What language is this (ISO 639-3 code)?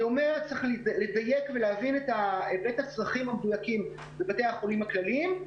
heb